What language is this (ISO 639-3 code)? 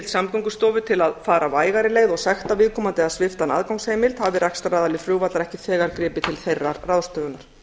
isl